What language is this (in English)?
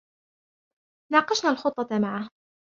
Arabic